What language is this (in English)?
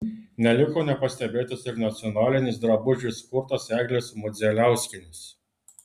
Lithuanian